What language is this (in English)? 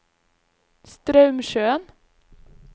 Norwegian